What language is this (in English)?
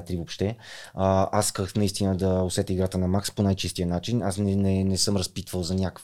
Bulgarian